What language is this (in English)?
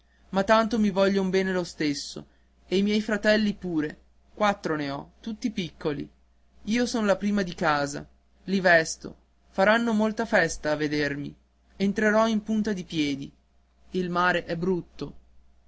Italian